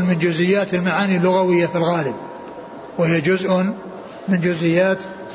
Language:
Arabic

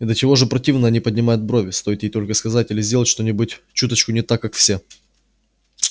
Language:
Russian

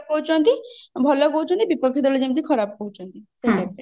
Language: Odia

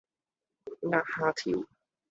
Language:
Cantonese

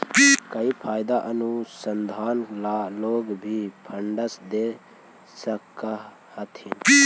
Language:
Magahi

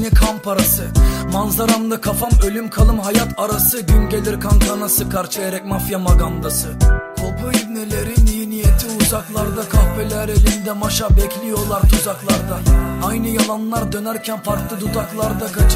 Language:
Turkish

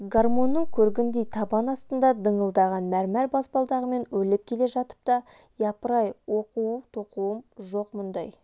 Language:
Kazakh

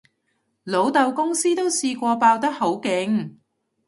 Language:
Cantonese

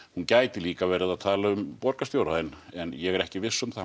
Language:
Icelandic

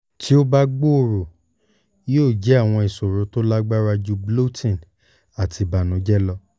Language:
Yoruba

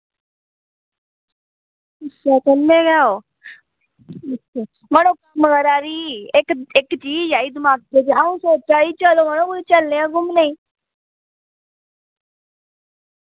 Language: Dogri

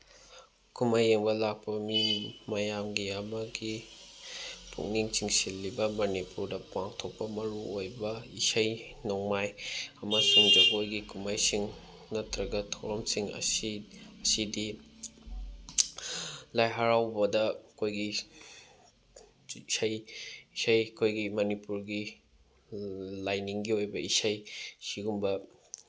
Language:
Manipuri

